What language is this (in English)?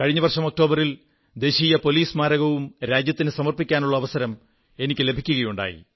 Malayalam